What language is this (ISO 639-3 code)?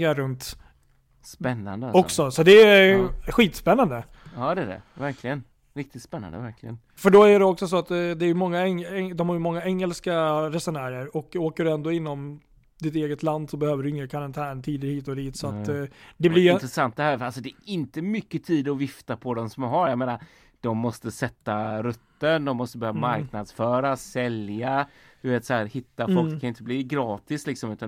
swe